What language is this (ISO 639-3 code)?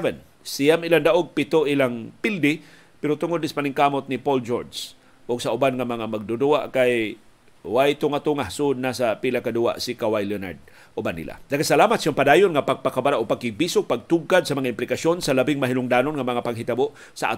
fil